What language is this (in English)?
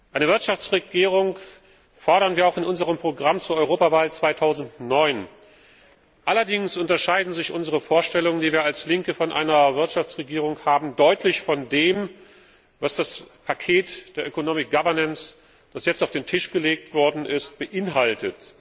German